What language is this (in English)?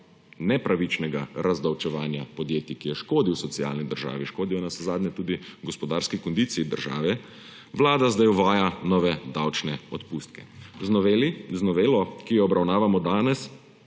Slovenian